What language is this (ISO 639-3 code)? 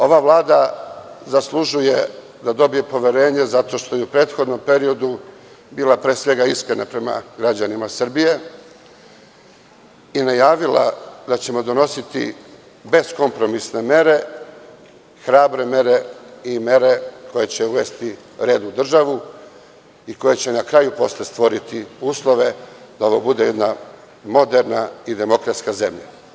srp